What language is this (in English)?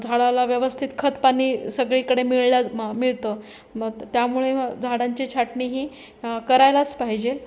Marathi